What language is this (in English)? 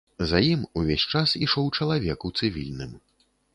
Belarusian